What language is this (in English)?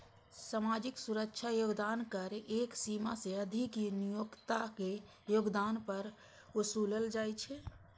Maithili